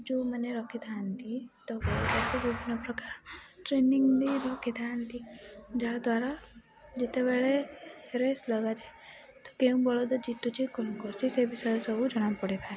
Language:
Odia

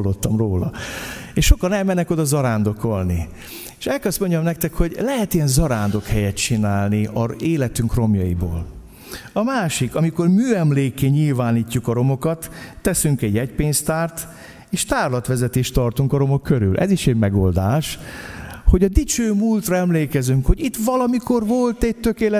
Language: Hungarian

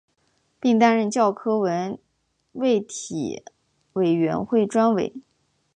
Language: Chinese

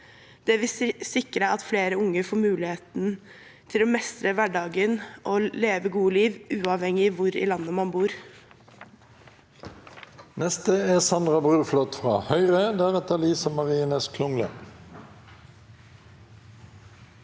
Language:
Norwegian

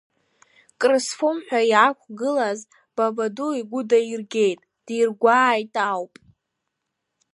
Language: Abkhazian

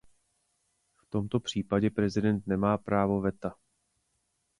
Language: Czech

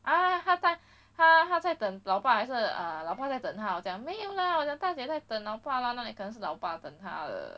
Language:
English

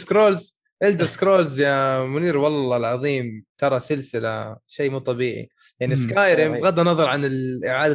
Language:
Arabic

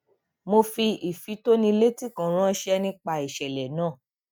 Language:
Yoruba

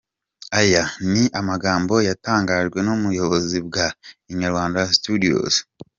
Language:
Kinyarwanda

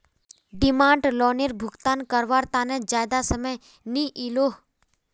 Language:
Magahi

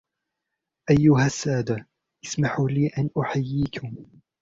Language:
Arabic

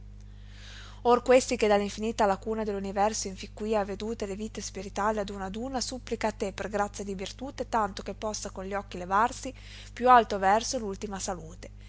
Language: Italian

